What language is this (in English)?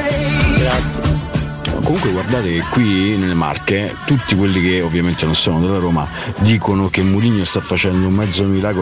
Italian